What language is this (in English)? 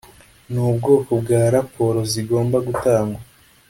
Kinyarwanda